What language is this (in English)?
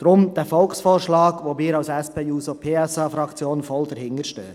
Swiss German